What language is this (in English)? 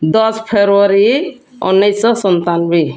Odia